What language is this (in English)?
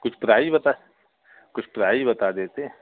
Hindi